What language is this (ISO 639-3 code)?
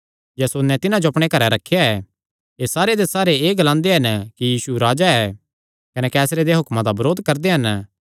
xnr